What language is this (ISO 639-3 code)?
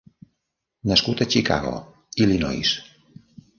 cat